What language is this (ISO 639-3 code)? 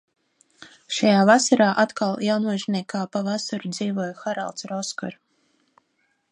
lav